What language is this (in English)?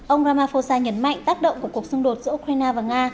Vietnamese